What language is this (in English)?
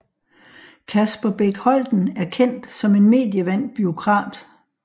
Danish